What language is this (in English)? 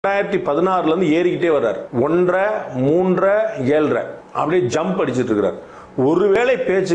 Turkish